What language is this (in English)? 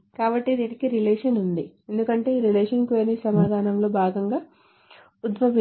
Telugu